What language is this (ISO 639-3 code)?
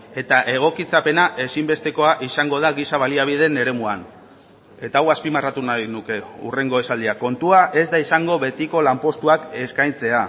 eus